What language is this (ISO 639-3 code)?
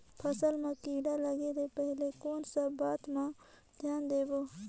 hne